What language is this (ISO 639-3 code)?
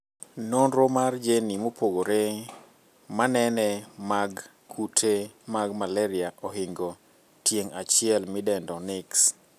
luo